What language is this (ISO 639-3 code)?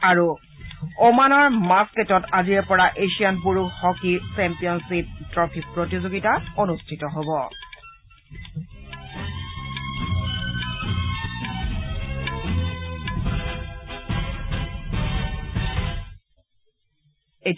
asm